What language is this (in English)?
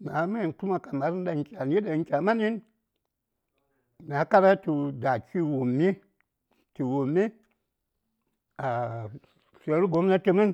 Saya